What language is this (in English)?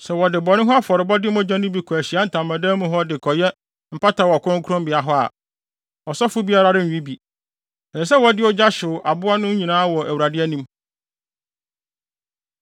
Akan